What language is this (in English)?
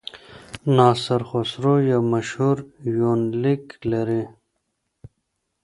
Pashto